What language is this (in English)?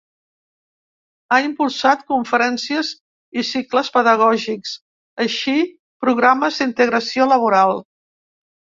Catalan